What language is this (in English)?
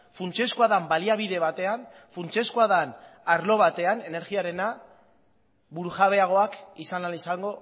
Basque